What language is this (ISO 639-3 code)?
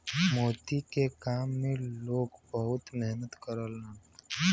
bho